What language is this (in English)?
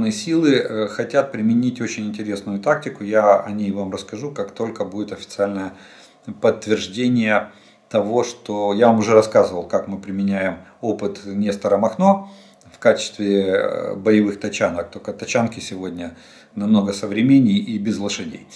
Russian